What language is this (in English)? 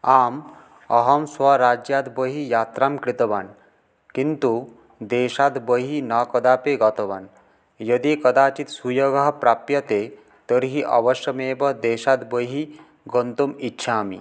Sanskrit